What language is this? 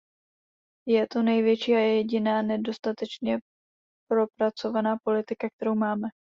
Czech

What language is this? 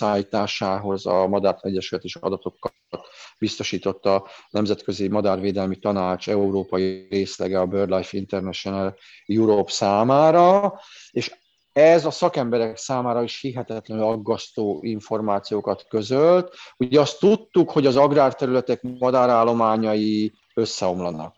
Hungarian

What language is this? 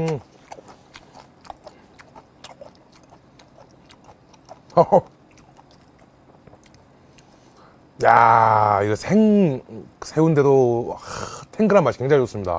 Korean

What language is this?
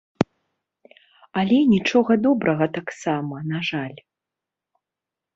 Belarusian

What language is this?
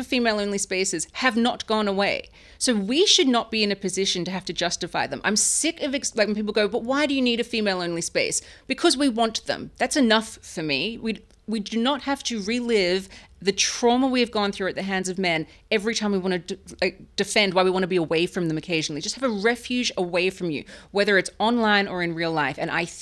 English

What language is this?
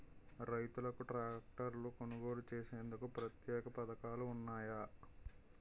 Telugu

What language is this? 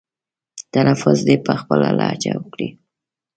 Pashto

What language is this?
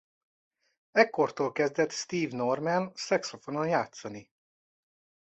Hungarian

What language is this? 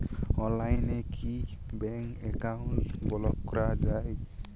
Bangla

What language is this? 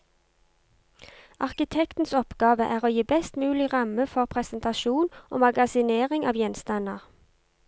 Norwegian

